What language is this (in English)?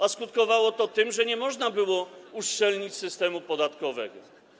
Polish